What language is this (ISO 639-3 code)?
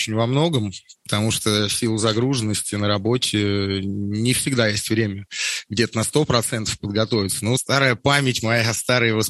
rus